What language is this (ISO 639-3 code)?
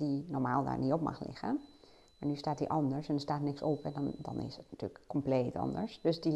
nld